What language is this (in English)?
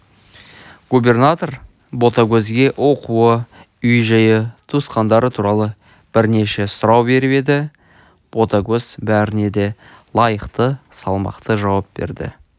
Kazakh